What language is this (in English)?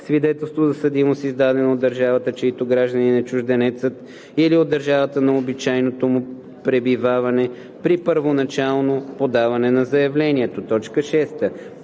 Bulgarian